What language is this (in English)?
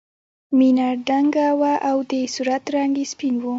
Pashto